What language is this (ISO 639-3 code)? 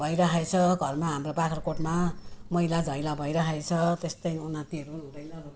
nep